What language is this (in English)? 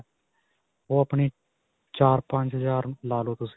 Punjabi